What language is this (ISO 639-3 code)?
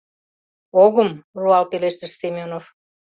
chm